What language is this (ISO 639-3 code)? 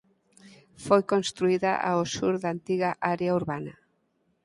glg